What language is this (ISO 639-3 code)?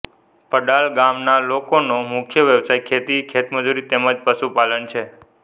guj